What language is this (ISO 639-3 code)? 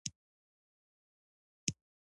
pus